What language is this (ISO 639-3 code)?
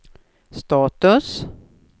swe